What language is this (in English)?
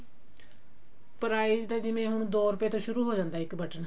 Punjabi